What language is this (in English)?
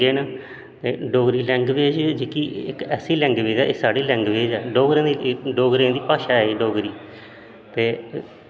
Dogri